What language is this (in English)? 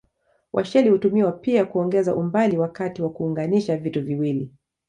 Swahili